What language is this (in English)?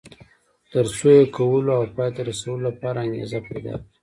Pashto